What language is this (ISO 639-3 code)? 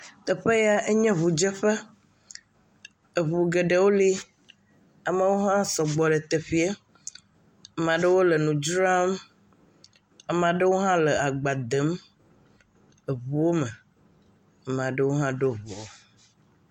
ewe